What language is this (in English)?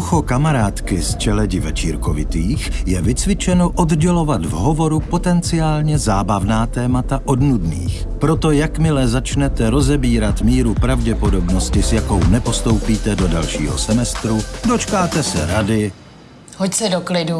Czech